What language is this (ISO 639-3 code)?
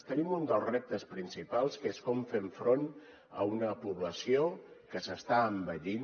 cat